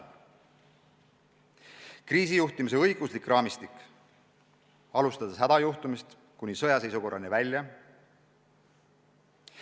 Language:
Estonian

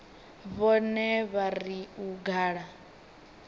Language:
Venda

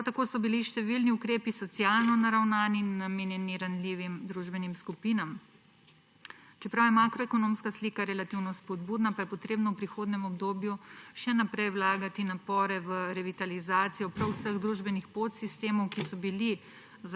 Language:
Slovenian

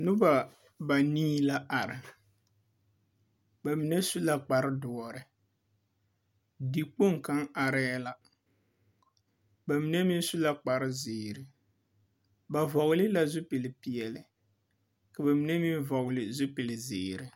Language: Southern Dagaare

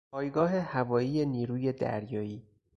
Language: Persian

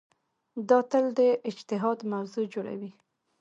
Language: Pashto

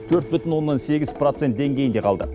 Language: Kazakh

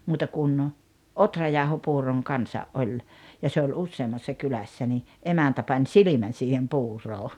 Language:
Finnish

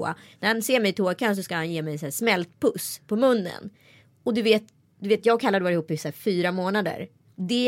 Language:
Swedish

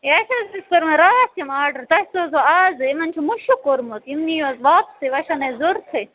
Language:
Kashmiri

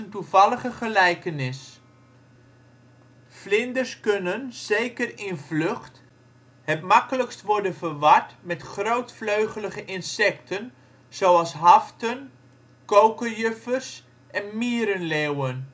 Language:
Dutch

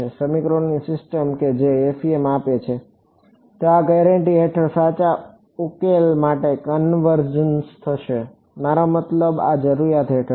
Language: Gujarati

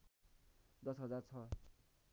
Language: Nepali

